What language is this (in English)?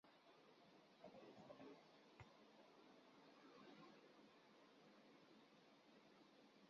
Basque